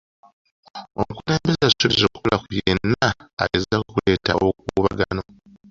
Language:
Ganda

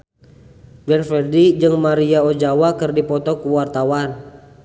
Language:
Sundanese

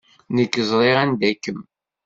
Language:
Kabyle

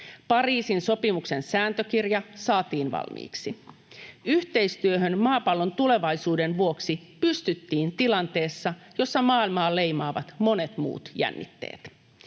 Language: Finnish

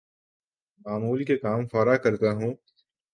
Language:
Urdu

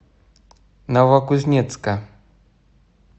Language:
Russian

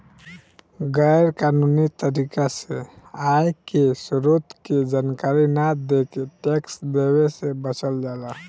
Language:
Bhojpuri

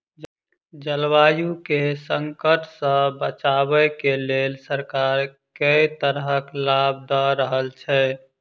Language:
Maithili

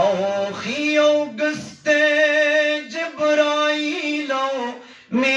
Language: Turkish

